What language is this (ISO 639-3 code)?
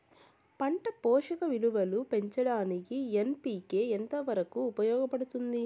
tel